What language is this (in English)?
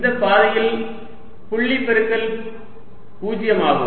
Tamil